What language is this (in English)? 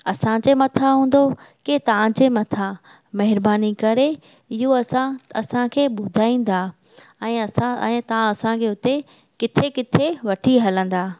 Sindhi